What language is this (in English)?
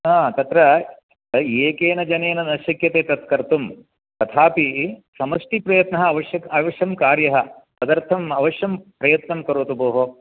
Sanskrit